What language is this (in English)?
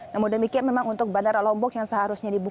Indonesian